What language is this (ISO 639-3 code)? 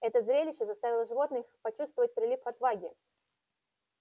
rus